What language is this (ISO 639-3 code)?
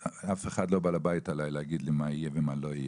heb